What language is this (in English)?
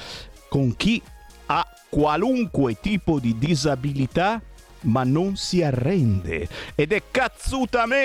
Italian